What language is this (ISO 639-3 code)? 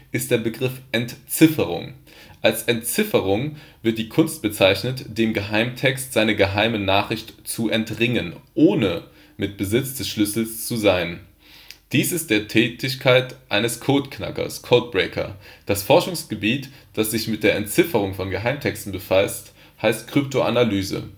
deu